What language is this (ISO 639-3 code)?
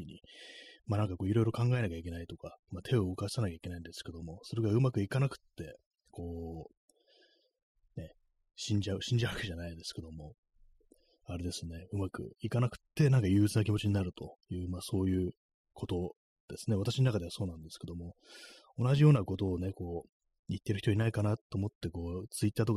jpn